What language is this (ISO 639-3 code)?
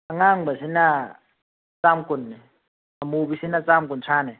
mni